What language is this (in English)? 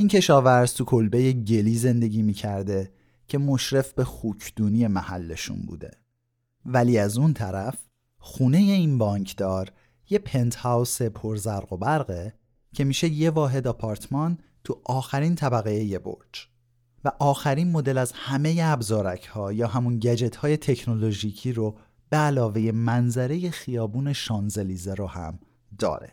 Persian